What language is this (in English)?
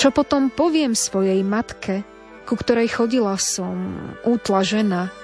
Slovak